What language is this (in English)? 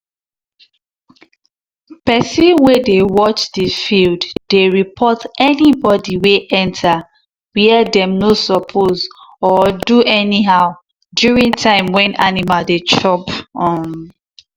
Nigerian Pidgin